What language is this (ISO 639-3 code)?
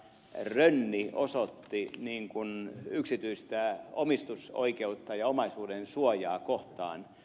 fin